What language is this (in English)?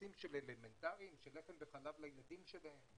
Hebrew